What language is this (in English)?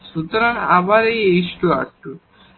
Bangla